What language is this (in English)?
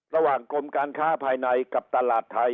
Thai